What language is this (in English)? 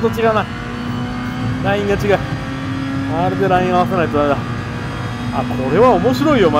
Japanese